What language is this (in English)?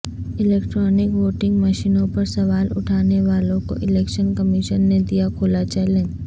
Urdu